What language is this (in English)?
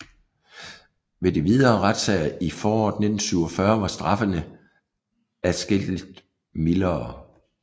Danish